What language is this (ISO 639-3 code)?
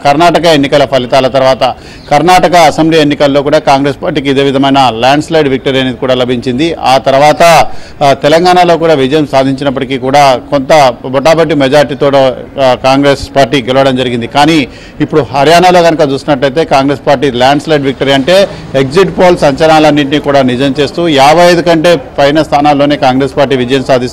tel